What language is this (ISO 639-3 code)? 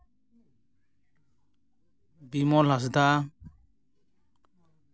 sat